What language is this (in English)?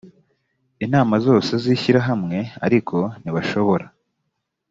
Kinyarwanda